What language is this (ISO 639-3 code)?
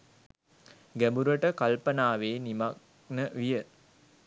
sin